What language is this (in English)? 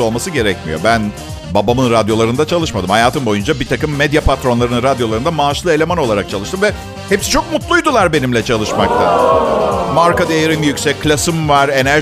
Turkish